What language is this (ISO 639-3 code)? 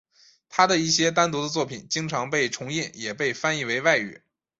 zho